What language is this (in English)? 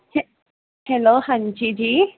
Punjabi